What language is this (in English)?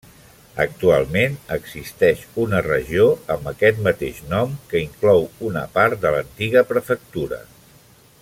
Catalan